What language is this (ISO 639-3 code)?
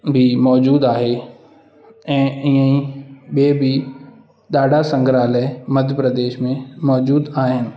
snd